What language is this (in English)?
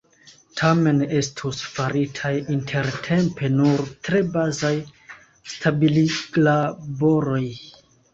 Esperanto